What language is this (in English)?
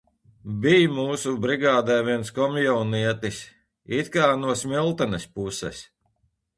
Latvian